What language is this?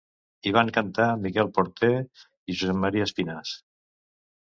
Catalan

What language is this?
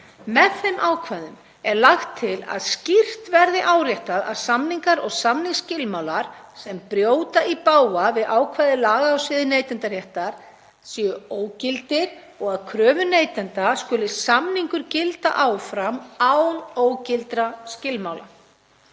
Icelandic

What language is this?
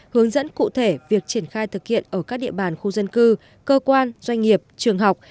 Vietnamese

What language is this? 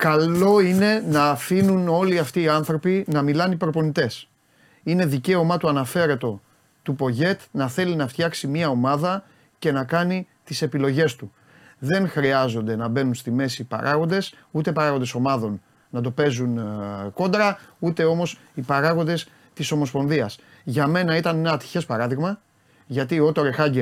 Greek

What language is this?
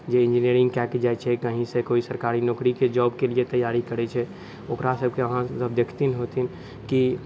Maithili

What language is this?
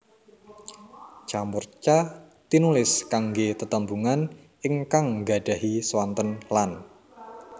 Javanese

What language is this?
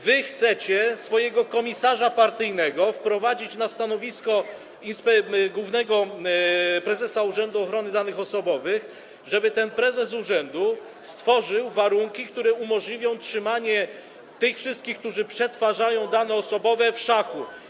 Polish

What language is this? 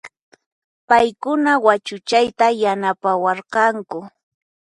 Puno Quechua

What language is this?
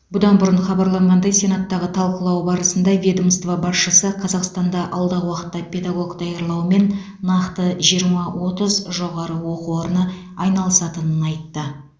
Kazakh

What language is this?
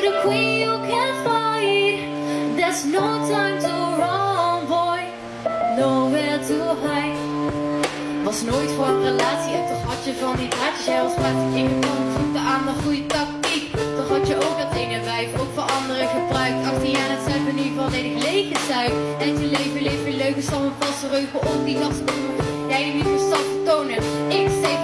Dutch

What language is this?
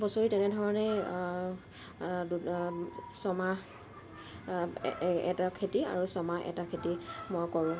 Assamese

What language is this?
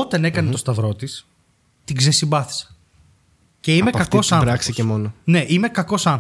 Greek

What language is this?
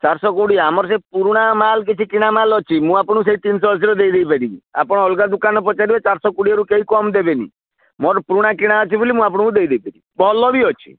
Odia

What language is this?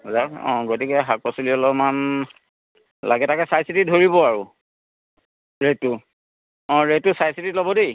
Assamese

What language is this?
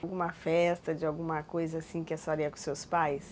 Portuguese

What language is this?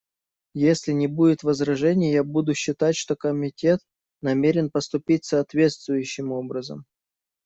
Russian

